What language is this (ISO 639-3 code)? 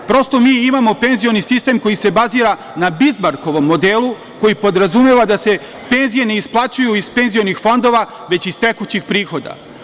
srp